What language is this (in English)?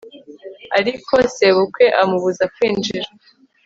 Kinyarwanda